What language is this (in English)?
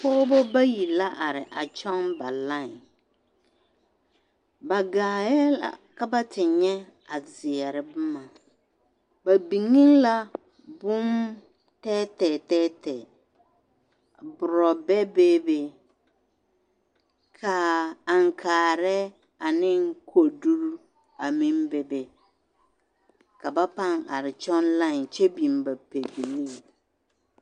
Southern Dagaare